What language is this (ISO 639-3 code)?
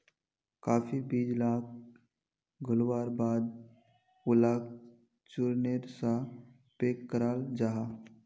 mag